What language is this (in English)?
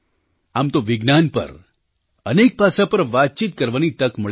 Gujarati